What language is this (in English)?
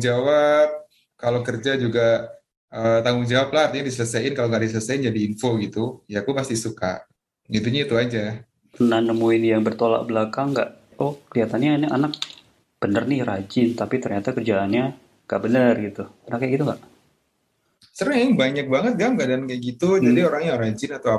Indonesian